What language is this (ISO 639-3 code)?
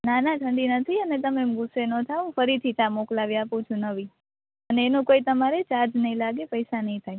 guj